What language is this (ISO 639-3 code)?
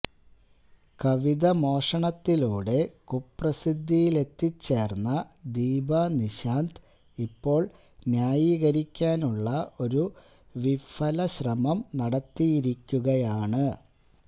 mal